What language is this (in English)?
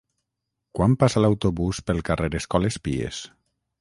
Catalan